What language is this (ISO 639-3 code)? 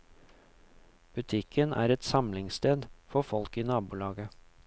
nor